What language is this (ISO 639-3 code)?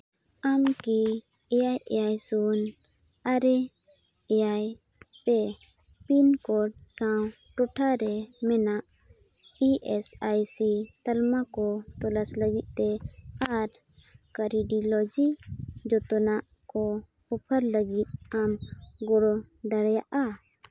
sat